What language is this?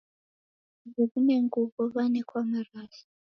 Taita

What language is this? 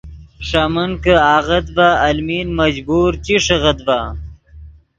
Yidgha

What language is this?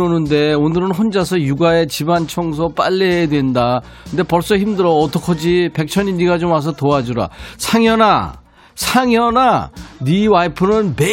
Korean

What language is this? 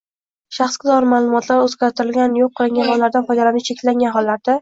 Uzbek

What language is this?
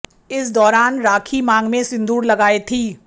Hindi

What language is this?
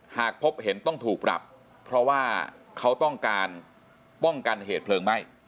Thai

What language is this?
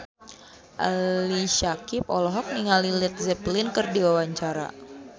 Sundanese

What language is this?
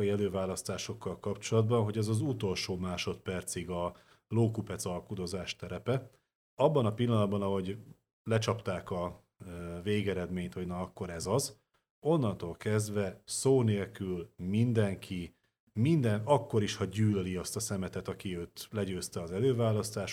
Hungarian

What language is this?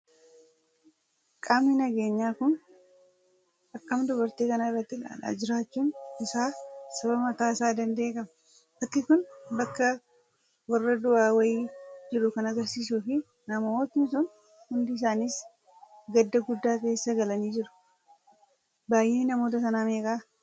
Oromo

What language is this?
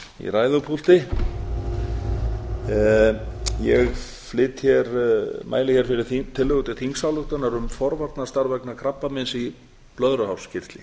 Icelandic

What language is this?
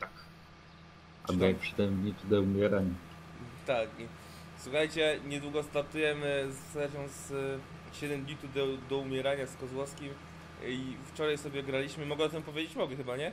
Polish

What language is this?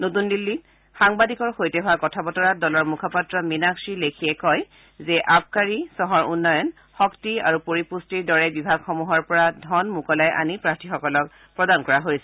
Assamese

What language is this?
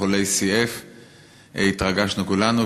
Hebrew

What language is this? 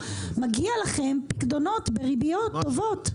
Hebrew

